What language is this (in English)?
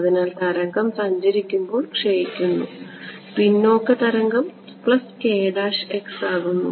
Malayalam